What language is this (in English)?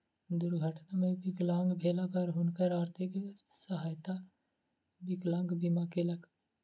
Maithili